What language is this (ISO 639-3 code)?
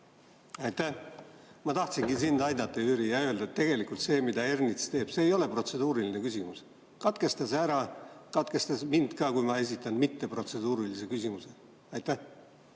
est